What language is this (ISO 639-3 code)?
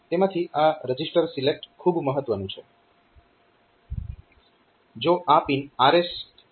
guj